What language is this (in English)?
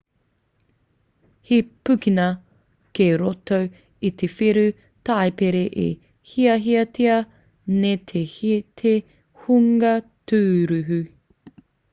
Māori